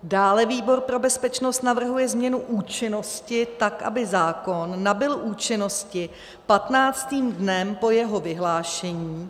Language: Czech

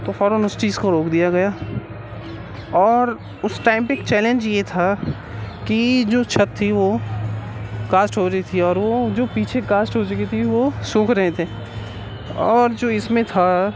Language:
Urdu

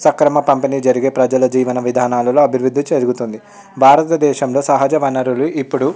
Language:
Telugu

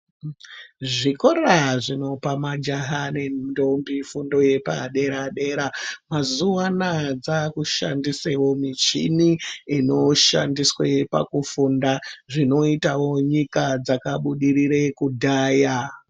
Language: Ndau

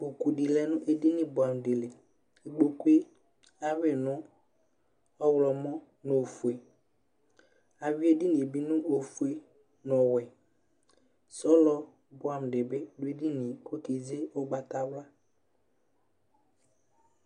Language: Ikposo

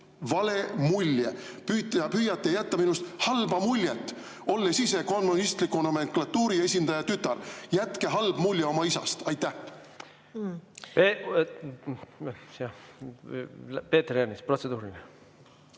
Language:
Estonian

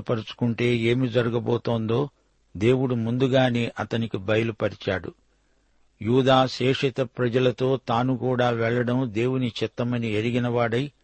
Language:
Telugu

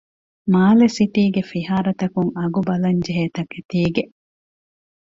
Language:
Divehi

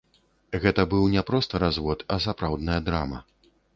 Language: Belarusian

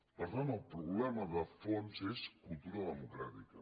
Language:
Catalan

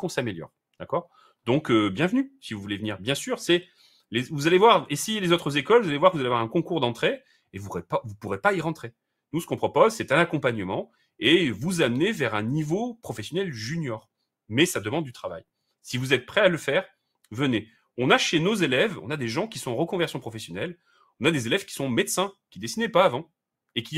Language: French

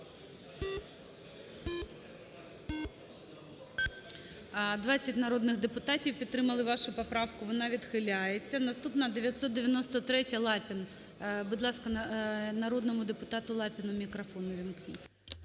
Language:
Ukrainian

